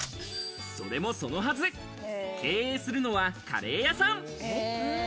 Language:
Japanese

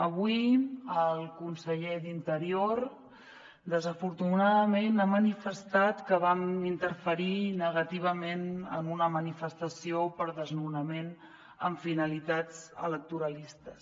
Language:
Catalan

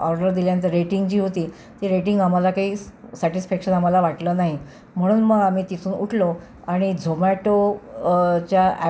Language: Marathi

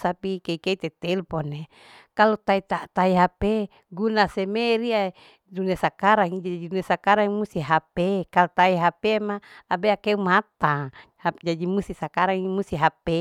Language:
Larike-Wakasihu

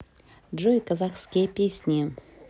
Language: Russian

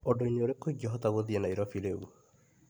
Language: Kikuyu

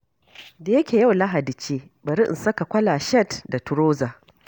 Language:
Hausa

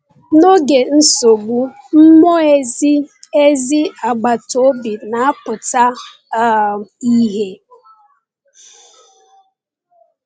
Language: Igbo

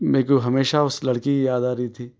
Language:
Urdu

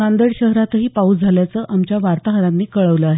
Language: Marathi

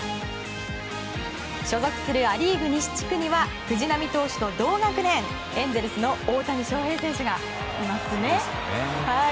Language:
Japanese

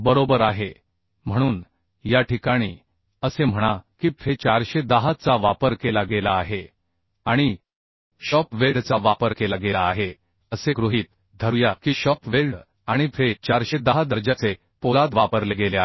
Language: Marathi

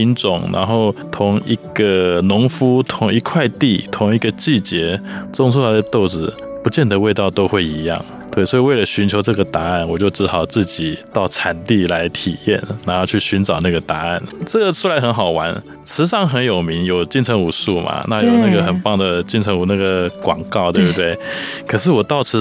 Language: Chinese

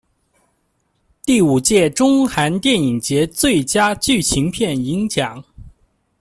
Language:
Chinese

